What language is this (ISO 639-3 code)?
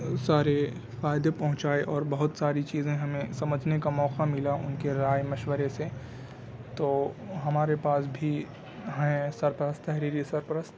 urd